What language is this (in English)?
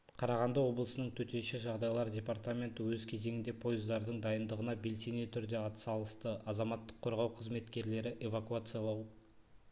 Kazakh